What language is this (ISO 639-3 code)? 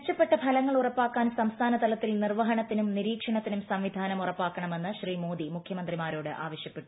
mal